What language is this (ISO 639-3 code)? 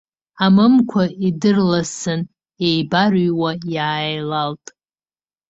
abk